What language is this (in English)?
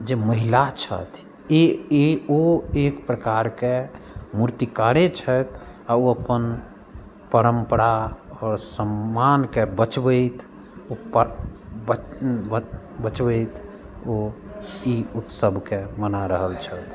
Maithili